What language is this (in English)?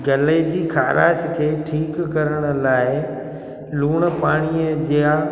Sindhi